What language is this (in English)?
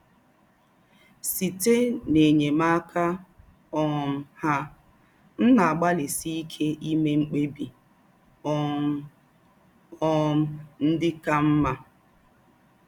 Igbo